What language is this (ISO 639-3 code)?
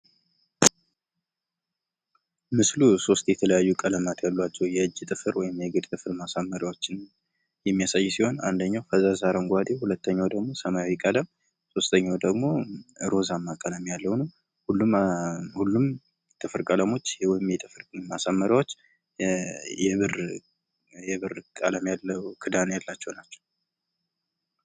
amh